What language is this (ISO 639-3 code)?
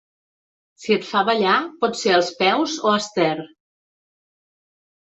cat